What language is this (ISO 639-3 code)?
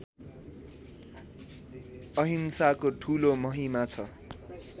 nep